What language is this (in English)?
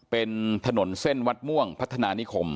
Thai